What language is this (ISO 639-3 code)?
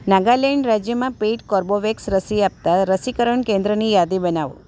guj